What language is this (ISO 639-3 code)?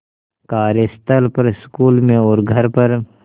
hin